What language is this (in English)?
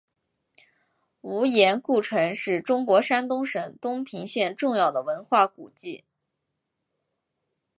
Chinese